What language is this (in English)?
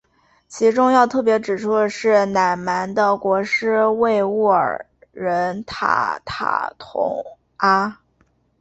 Chinese